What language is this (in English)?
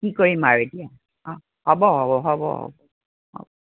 Assamese